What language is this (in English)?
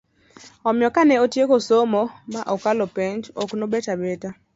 Luo (Kenya and Tanzania)